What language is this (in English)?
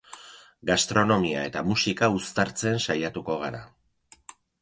Basque